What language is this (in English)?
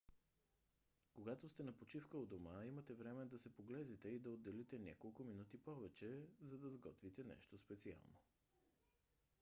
Bulgarian